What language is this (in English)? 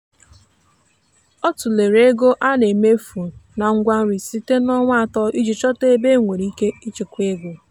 Igbo